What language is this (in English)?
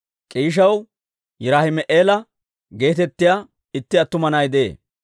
Dawro